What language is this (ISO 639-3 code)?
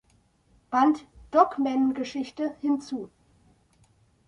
deu